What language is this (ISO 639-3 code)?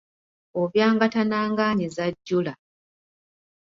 lug